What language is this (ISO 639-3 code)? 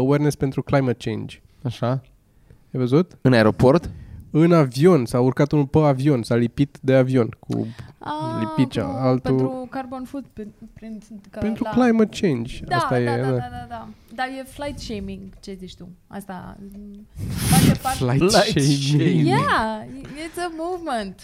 ron